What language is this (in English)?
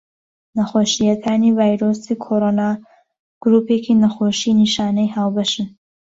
Central Kurdish